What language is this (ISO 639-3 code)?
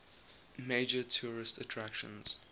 eng